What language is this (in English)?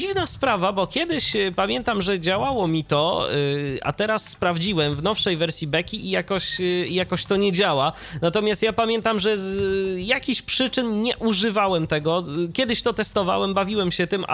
Polish